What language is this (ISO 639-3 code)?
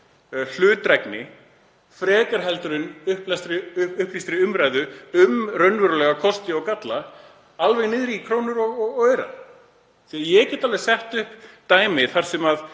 isl